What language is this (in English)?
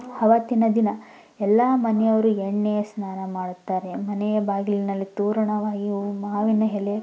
Kannada